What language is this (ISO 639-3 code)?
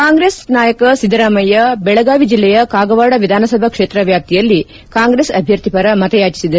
kan